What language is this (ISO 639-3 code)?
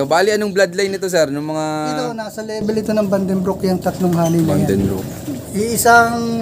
fil